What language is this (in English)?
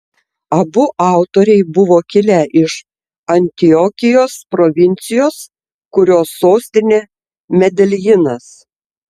Lithuanian